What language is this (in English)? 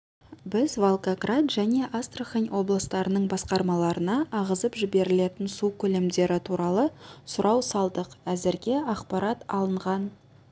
Kazakh